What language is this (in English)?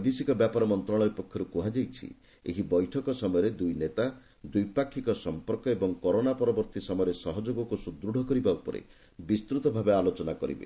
Odia